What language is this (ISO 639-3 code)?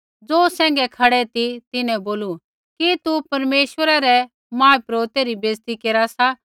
kfx